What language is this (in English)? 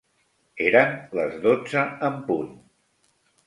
Catalan